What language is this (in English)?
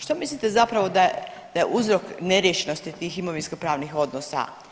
Croatian